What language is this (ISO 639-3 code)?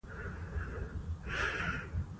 pus